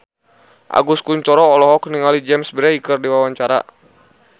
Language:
Sundanese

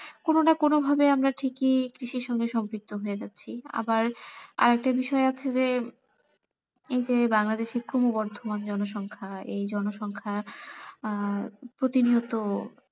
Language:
Bangla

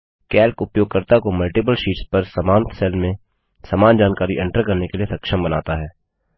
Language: Hindi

